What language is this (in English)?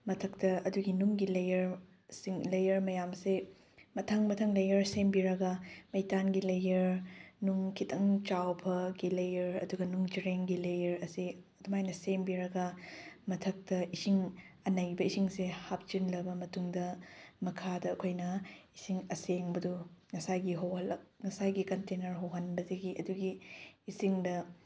Manipuri